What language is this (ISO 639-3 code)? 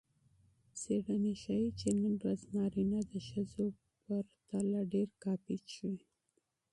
pus